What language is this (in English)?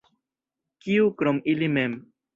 Esperanto